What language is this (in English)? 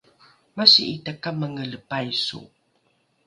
Rukai